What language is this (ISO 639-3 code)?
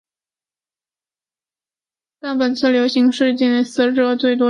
zho